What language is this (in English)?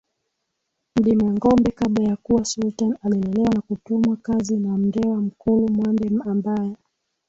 Swahili